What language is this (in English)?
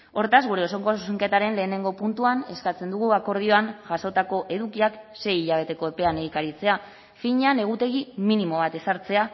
Basque